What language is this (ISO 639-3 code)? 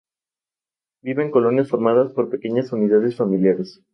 spa